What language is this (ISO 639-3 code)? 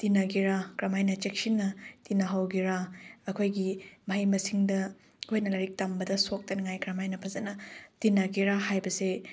mni